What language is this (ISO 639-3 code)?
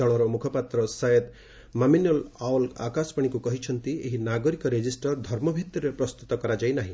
ori